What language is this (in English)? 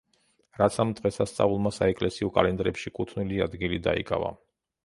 Georgian